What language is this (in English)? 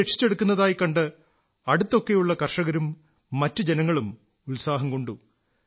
Malayalam